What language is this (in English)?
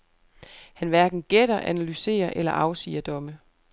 Danish